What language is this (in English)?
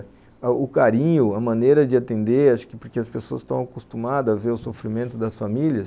Portuguese